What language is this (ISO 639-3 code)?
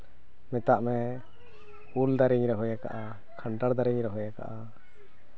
sat